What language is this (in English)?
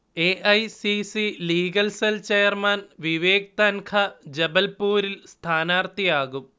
Malayalam